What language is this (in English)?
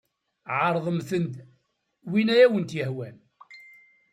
Kabyle